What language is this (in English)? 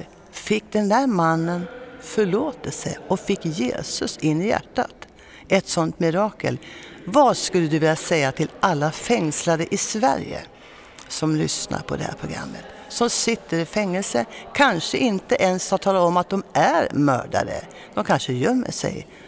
Swedish